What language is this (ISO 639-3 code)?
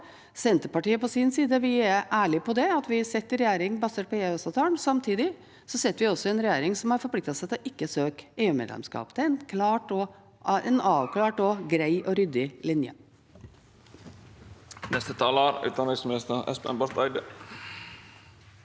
nor